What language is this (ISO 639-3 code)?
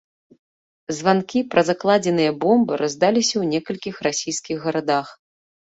bel